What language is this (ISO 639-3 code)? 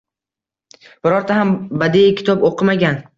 uzb